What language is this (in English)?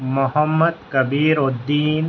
Urdu